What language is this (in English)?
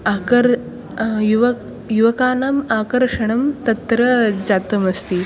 Sanskrit